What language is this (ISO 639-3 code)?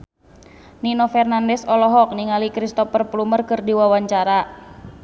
sun